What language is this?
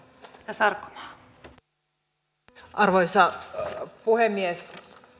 Finnish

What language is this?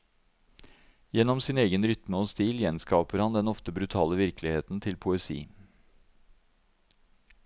Norwegian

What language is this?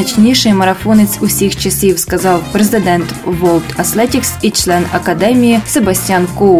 Ukrainian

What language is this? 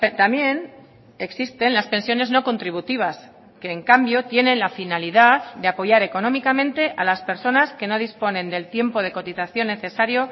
Spanish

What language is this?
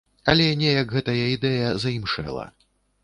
Belarusian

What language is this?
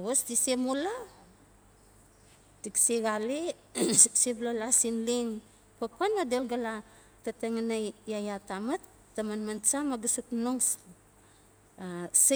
Notsi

